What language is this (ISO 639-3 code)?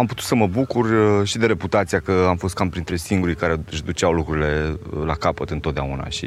ron